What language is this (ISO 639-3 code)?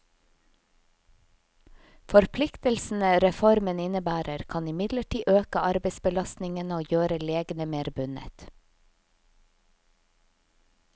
nor